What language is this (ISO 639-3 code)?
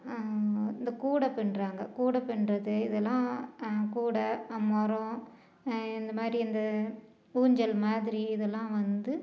tam